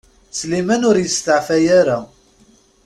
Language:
Kabyle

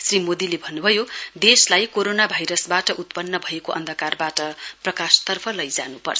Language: Nepali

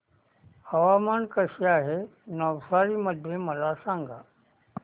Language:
Marathi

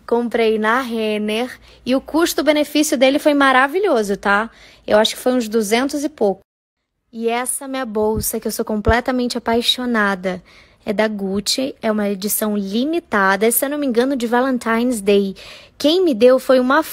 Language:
Portuguese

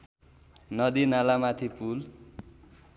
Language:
Nepali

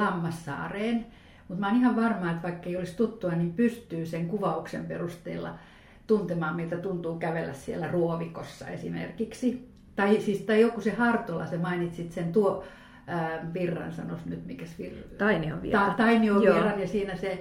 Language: Finnish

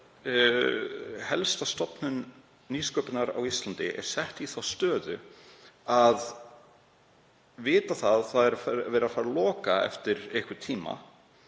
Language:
Icelandic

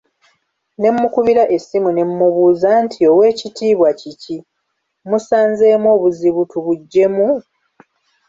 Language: Ganda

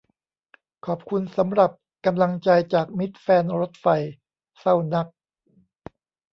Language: Thai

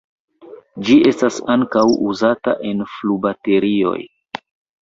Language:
Esperanto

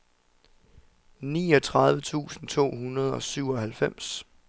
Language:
Danish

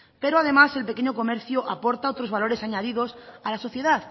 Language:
Spanish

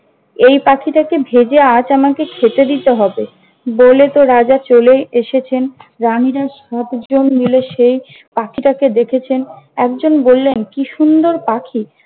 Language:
Bangla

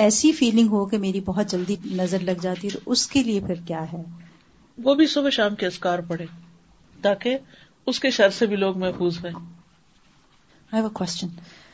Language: Urdu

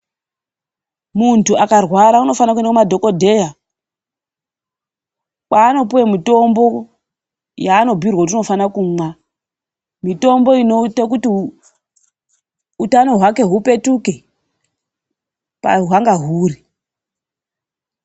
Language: Ndau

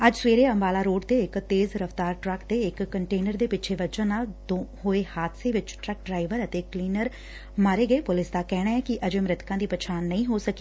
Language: Punjabi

